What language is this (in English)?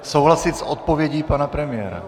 Czech